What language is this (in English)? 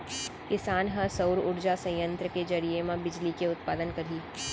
Chhattisgarhi